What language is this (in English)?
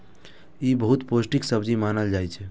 Maithili